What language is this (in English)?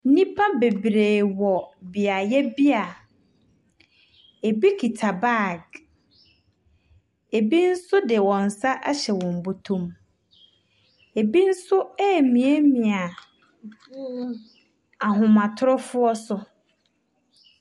Akan